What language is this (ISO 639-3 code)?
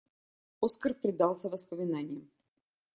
rus